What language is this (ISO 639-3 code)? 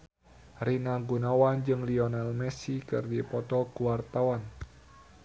sun